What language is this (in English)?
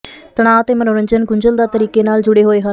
Punjabi